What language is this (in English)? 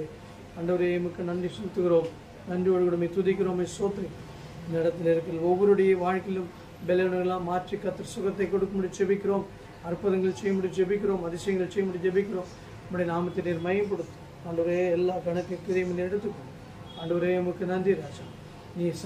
Thai